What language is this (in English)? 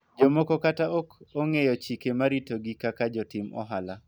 Luo (Kenya and Tanzania)